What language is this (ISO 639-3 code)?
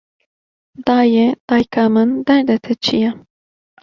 kur